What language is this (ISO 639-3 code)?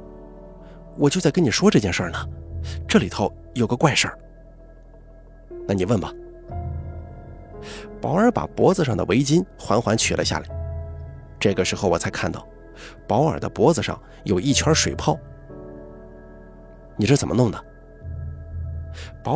zho